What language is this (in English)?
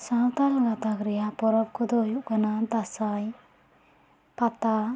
Santali